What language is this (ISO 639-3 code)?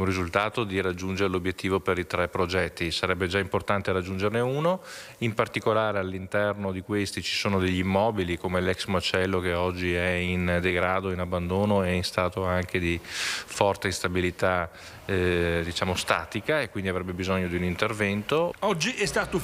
ita